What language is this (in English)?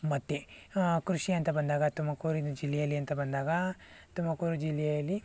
Kannada